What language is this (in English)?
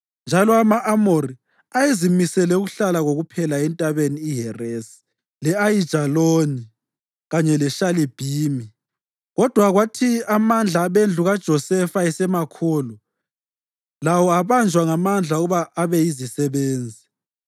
North Ndebele